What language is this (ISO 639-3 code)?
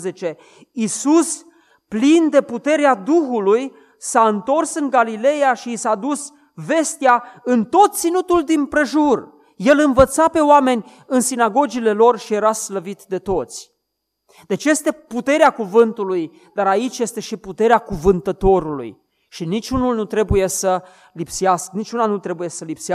ron